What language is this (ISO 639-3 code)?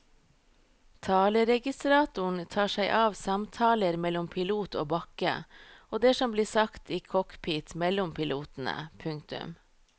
nor